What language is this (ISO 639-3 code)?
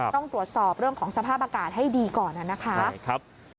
tha